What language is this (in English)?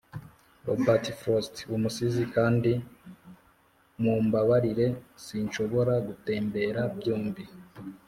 Kinyarwanda